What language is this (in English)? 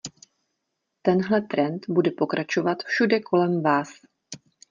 Czech